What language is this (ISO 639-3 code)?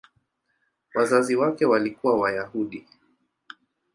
swa